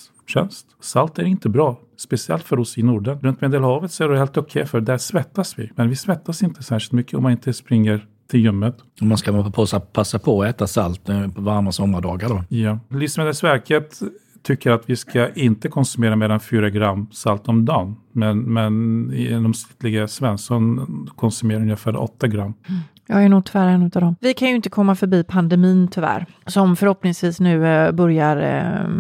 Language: Swedish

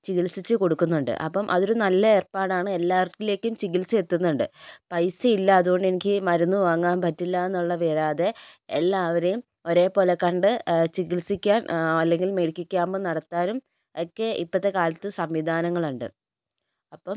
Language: Malayalam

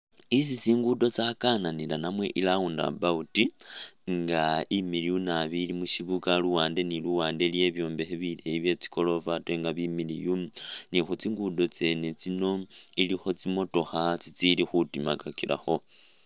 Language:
Masaaba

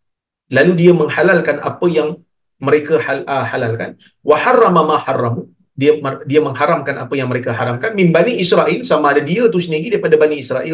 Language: Malay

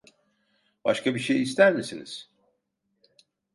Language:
Turkish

